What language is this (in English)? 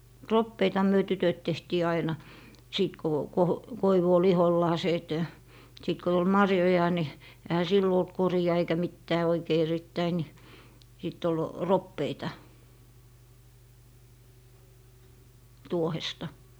Finnish